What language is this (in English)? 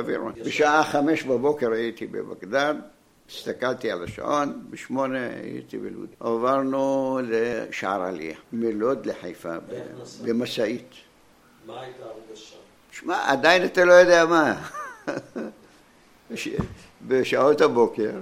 Hebrew